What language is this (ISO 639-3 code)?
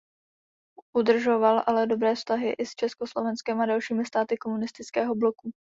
ces